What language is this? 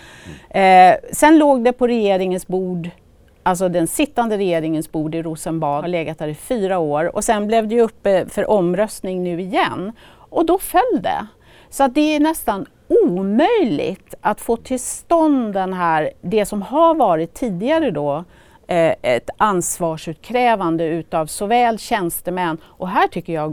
Swedish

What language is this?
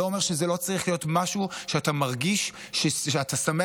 Hebrew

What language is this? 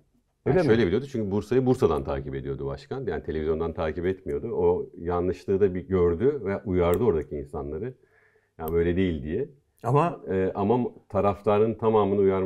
Turkish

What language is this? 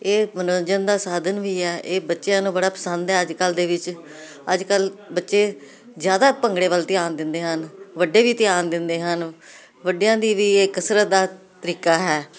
Punjabi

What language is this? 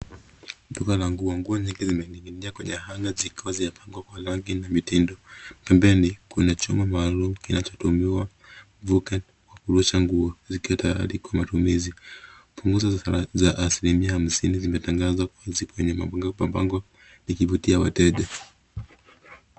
Swahili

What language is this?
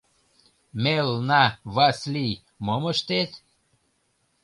Mari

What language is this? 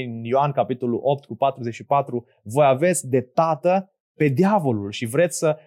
Romanian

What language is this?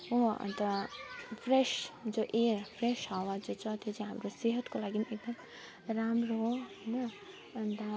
Nepali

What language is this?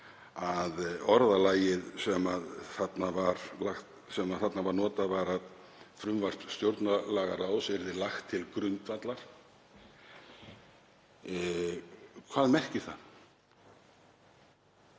Icelandic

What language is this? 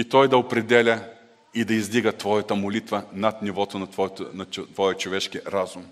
Bulgarian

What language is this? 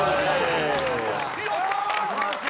Japanese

